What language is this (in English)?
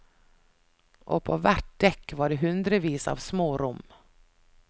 Norwegian